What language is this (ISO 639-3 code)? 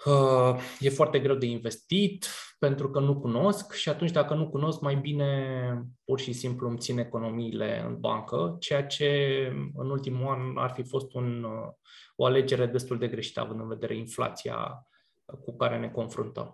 ron